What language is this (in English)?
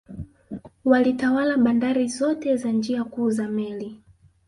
Swahili